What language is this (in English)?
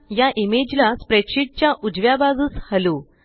Marathi